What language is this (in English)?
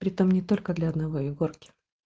Russian